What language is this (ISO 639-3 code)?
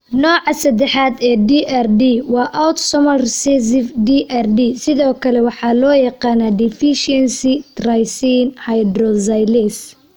som